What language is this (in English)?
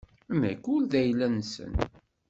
Kabyle